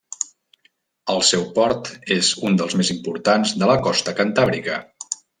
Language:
Catalan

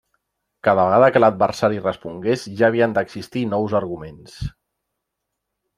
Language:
Catalan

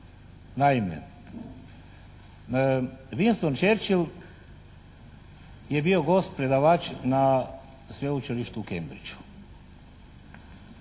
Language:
Croatian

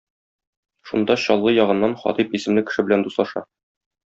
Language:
Tatar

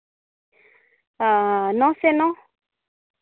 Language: Santali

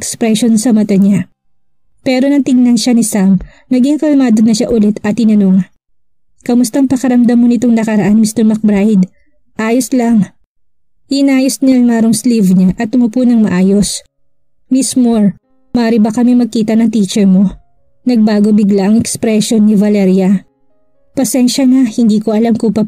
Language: Filipino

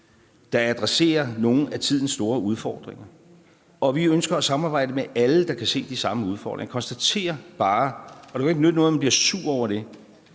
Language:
Danish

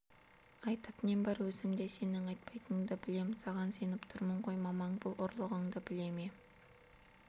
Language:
Kazakh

